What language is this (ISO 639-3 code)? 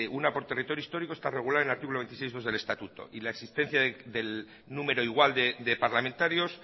spa